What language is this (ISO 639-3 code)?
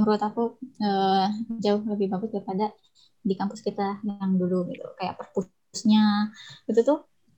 ind